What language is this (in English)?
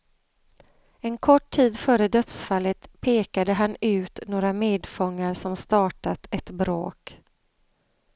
Swedish